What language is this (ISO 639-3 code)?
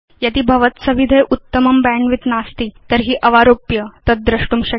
san